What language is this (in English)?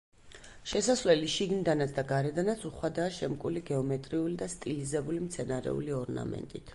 Georgian